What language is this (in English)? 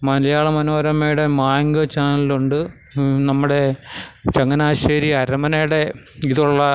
Malayalam